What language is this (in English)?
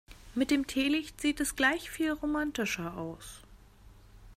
German